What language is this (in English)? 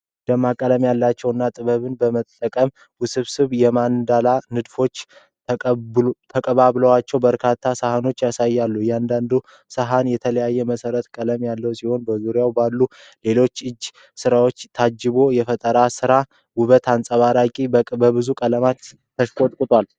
Amharic